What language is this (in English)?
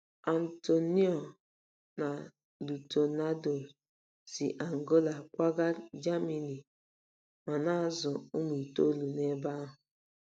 Igbo